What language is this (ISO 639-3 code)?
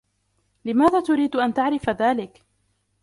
ara